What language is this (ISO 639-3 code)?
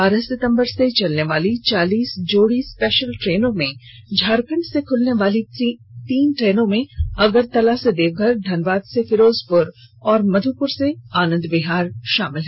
hin